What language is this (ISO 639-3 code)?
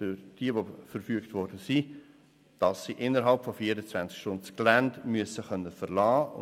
gsw